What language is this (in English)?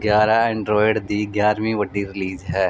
Punjabi